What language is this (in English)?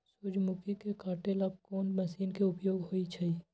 Magahi